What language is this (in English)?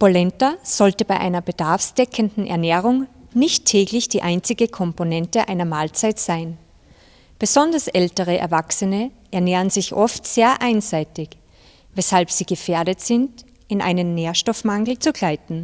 German